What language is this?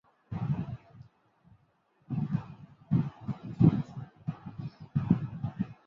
Bangla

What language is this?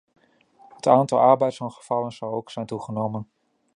Dutch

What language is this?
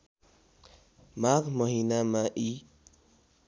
Nepali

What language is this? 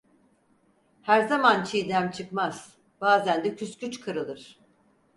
Turkish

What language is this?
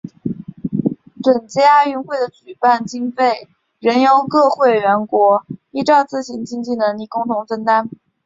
Chinese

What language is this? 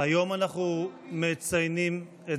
Hebrew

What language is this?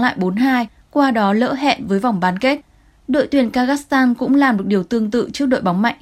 Vietnamese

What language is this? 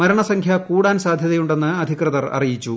Malayalam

